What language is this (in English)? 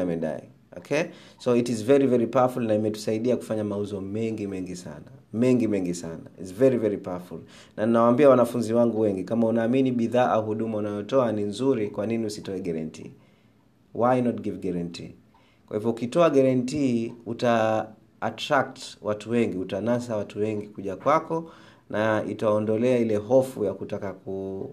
Swahili